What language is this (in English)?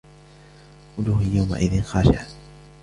Arabic